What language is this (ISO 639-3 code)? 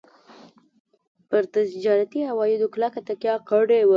pus